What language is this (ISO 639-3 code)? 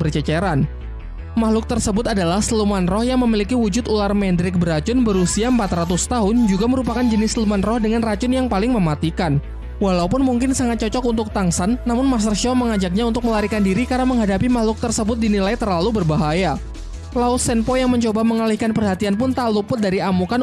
ind